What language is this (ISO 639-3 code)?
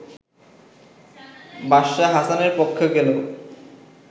ben